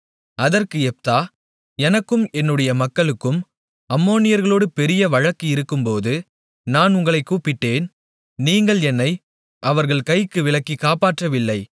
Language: Tamil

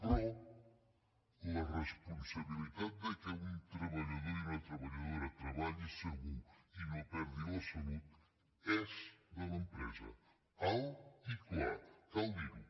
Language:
Catalan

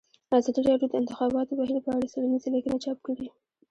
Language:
Pashto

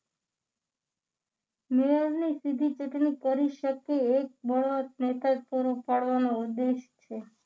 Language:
Gujarati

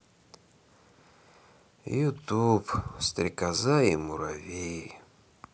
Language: Russian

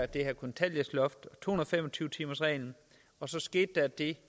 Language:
Danish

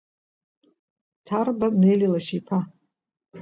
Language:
Abkhazian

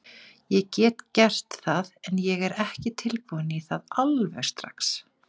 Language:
Icelandic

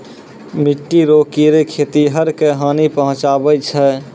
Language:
Maithili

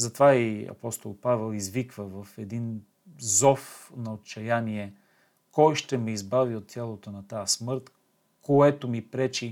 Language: Bulgarian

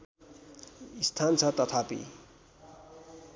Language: Nepali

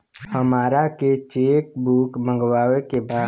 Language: Bhojpuri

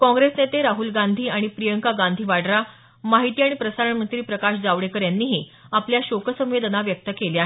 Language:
Marathi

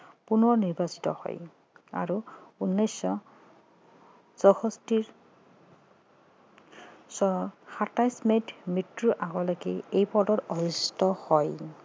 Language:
Assamese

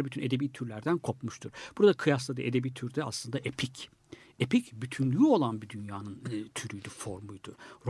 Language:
Turkish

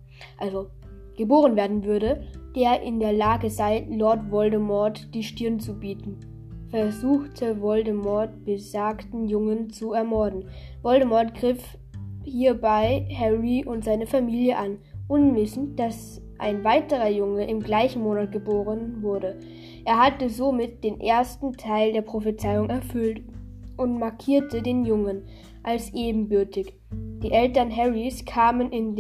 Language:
German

